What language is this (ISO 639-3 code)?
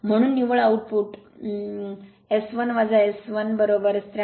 mar